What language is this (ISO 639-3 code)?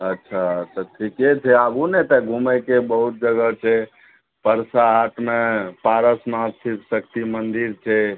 mai